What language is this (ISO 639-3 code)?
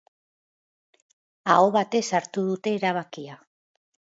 eus